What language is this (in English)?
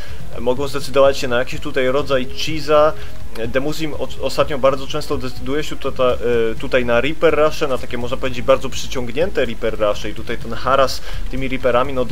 Polish